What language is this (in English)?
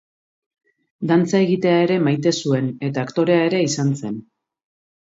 Basque